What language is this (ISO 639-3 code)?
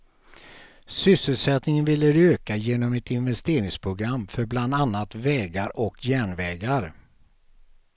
swe